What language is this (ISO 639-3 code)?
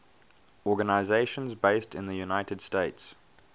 eng